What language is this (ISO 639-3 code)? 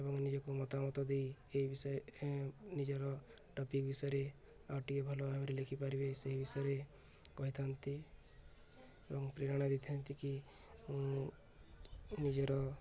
ori